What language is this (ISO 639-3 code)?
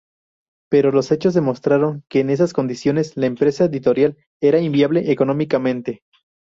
spa